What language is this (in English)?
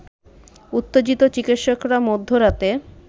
Bangla